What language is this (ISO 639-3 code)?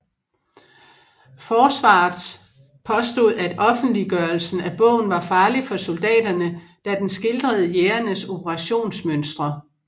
dan